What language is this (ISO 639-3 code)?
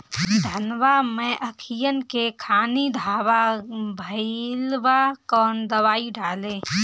bho